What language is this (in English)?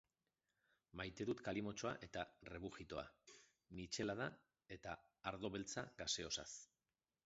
Basque